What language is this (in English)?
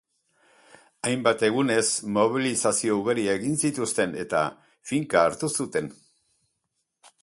Basque